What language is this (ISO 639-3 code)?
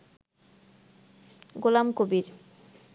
ben